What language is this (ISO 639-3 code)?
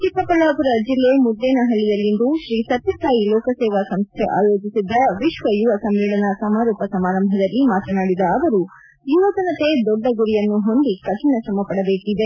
kan